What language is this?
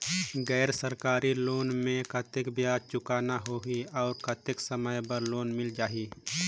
Chhattisgarhi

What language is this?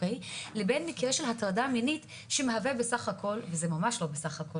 Hebrew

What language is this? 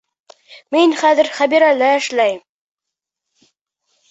Bashkir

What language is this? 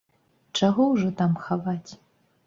Belarusian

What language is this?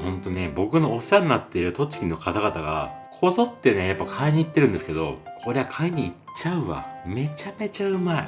Japanese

